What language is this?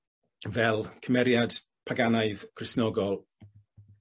Welsh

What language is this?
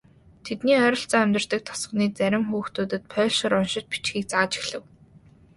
Mongolian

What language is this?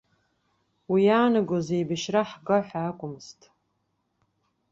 Abkhazian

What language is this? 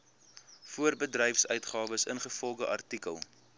Afrikaans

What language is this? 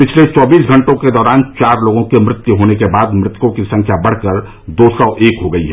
Hindi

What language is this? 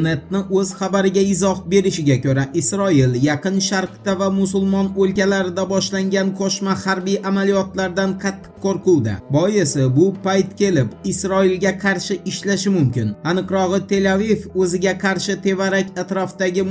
Turkish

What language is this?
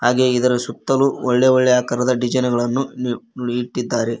Kannada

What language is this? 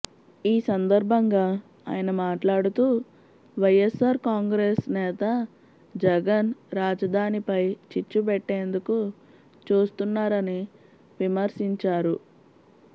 Telugu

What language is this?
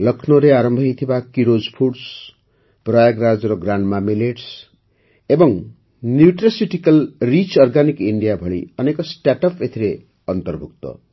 Odia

